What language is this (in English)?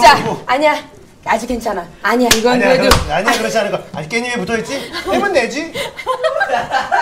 Korean